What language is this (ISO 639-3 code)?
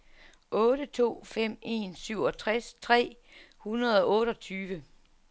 dan